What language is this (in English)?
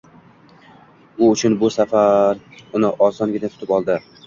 Uzbek